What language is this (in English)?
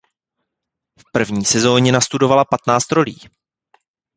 Czech